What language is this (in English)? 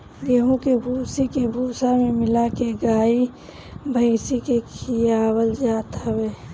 Bhojpuri